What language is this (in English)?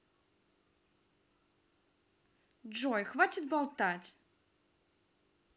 Russian